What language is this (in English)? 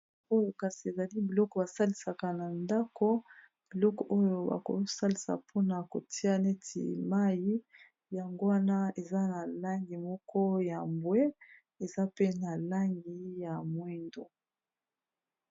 Lingala